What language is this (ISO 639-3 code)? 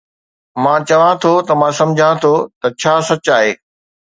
snd